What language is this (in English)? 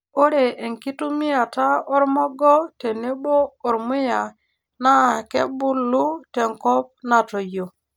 Masai